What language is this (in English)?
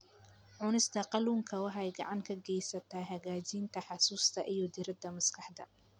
Somali